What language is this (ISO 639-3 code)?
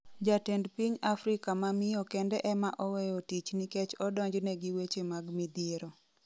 luo